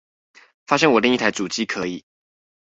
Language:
Chinese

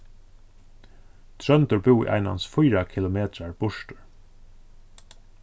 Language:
Faroese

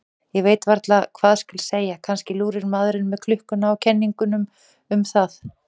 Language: Icelandic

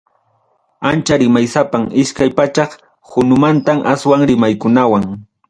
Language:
Ayacucho Quechua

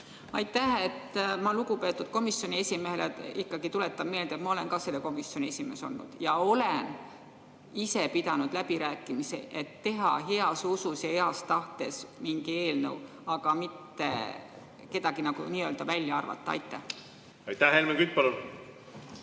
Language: Estonian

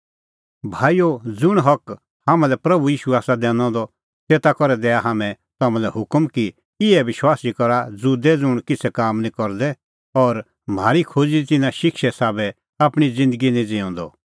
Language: Kullu Pahari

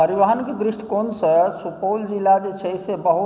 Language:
Maithili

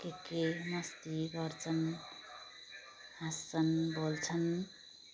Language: Nepali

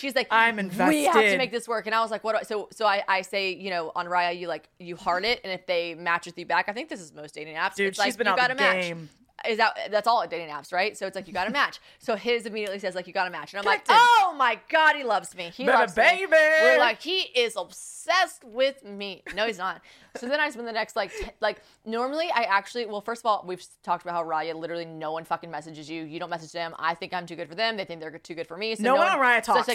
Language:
English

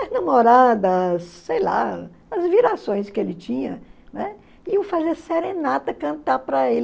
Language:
Portuguese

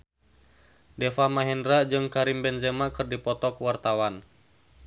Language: Sundanese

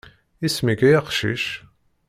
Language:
Kabyle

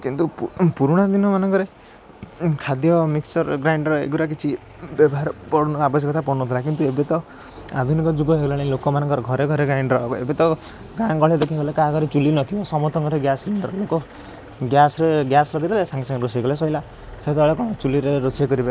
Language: Odia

